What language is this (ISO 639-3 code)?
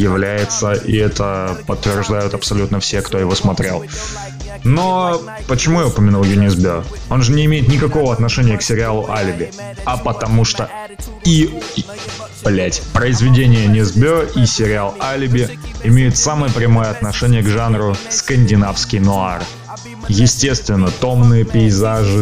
rus